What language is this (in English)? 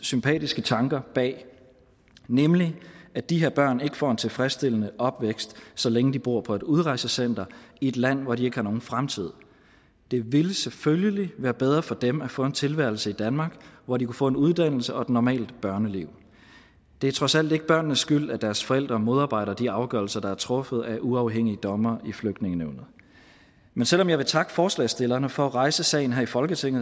Danish